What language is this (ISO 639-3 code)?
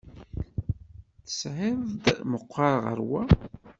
kab